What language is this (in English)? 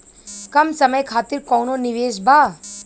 Bhojpuri